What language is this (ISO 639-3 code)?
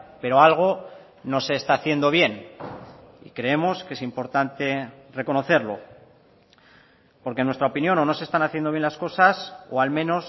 spa